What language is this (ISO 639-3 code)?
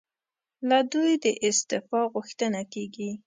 pus